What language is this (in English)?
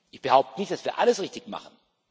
German